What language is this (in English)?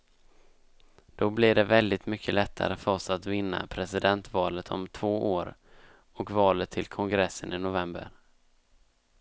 Swedish